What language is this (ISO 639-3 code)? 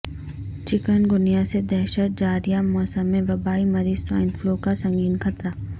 urd